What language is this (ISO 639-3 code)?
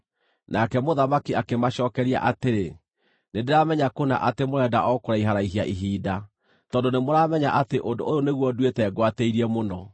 kik